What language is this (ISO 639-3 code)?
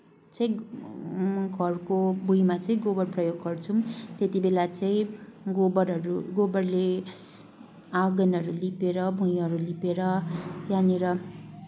nep